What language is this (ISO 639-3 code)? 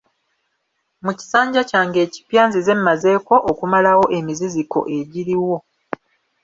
lug